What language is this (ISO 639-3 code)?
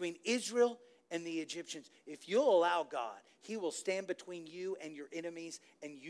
eng